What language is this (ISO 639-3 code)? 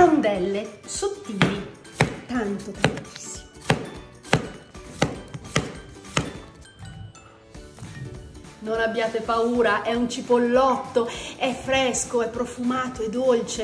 ita